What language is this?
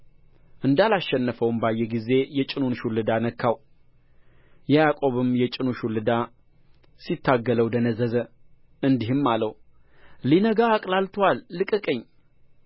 Amharic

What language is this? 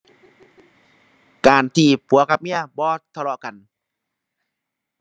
Thai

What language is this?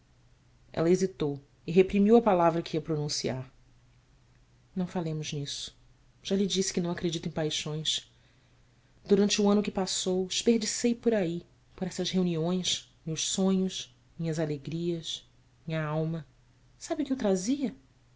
Portuguese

